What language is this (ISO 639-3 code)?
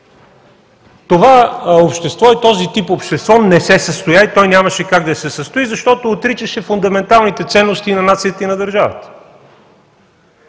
bul